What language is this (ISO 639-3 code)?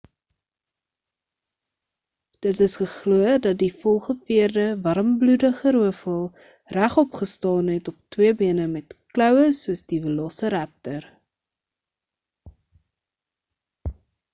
afr